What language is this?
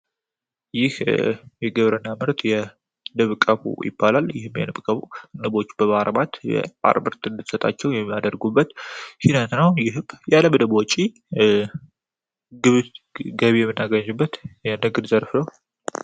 Amharic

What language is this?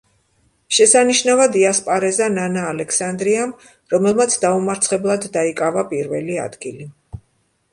Georgian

